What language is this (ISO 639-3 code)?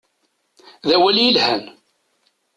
kab